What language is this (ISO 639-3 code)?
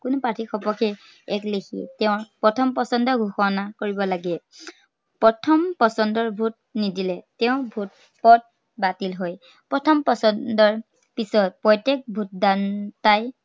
asm